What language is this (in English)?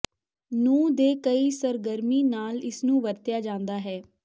Punjabi